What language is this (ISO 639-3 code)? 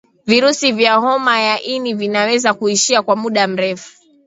swa